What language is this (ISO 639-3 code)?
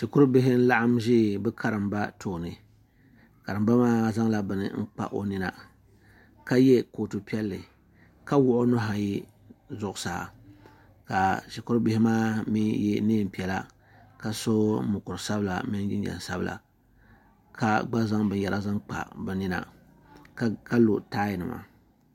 dag